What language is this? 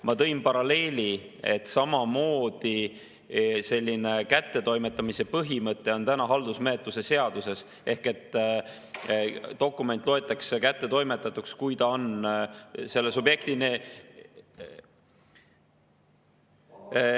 Estonian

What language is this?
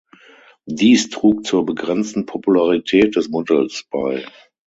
German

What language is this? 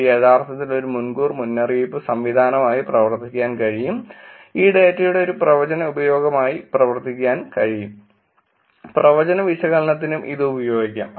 Malayalam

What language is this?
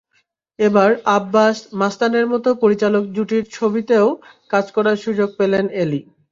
Bangla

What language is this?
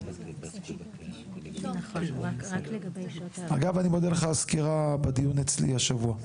Hebrew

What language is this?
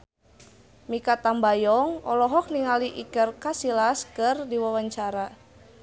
Sundanese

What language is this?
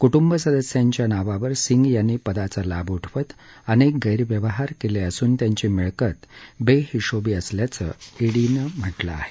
Marathi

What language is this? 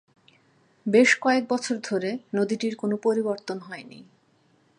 Bangla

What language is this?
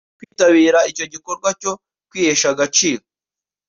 Kinyarwanda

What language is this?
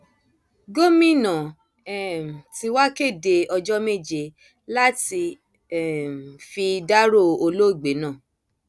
Yoruba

